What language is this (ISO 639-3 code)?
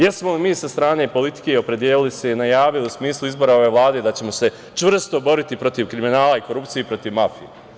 srp